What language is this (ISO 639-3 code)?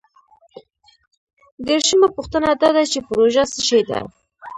pus